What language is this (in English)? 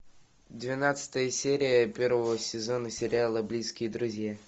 Russian